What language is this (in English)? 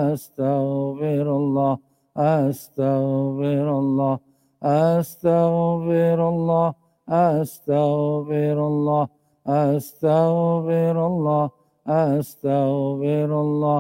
Malay